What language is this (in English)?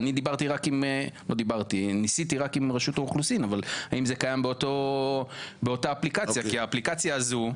Hebrew